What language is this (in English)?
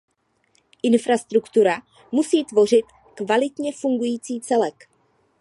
Czech